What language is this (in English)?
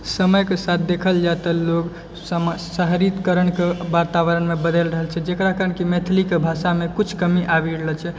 Maithili